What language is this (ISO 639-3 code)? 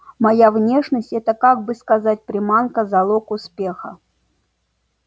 rus